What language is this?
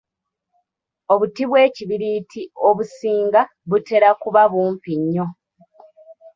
Ganda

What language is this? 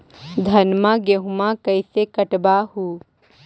Magahi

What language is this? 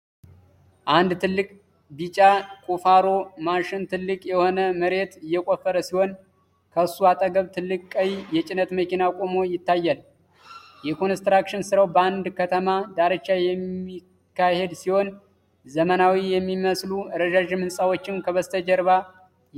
Amharic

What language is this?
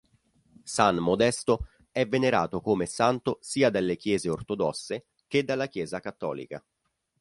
Italian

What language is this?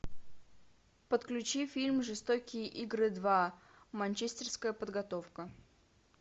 Russian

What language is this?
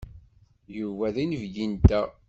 Kabyle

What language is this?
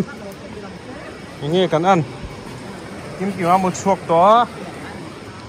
Thai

